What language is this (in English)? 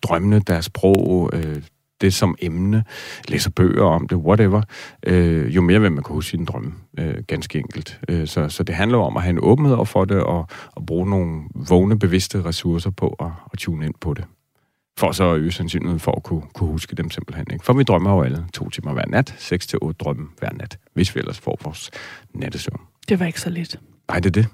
Danish